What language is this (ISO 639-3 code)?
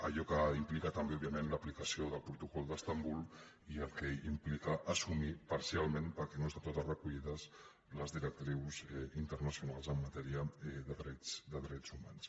cat